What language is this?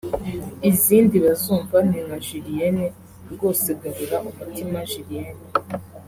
Kinyarwanda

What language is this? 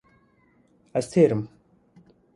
Kurdish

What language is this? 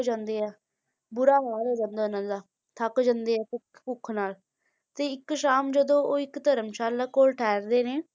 Punjabi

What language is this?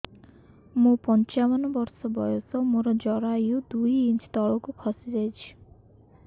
Odia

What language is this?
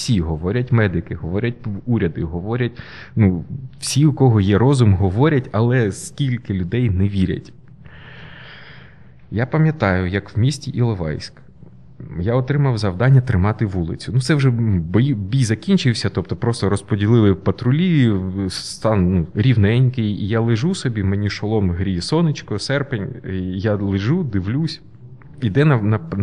Ukrainian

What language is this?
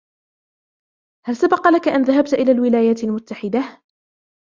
Arabic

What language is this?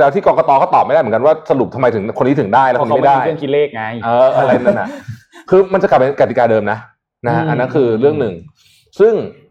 Thai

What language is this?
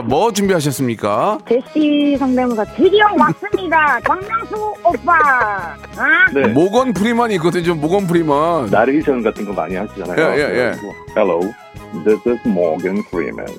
Korean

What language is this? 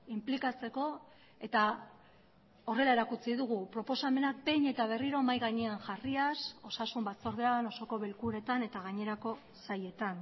Basque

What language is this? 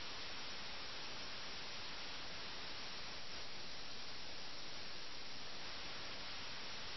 Malayalam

